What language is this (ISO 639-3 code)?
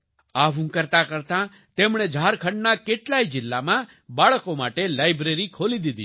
guj